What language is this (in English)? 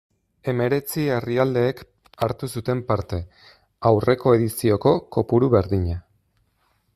Basque